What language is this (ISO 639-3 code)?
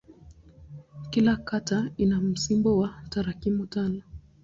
swa